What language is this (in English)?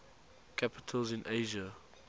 English